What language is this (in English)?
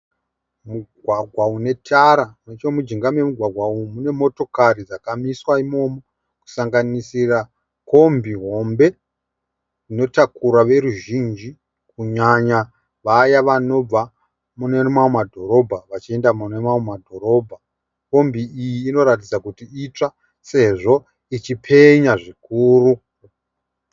Shona